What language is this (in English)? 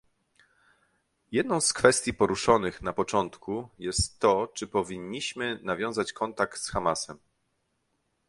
Polish